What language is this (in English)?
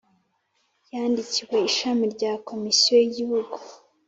Kinyarwanda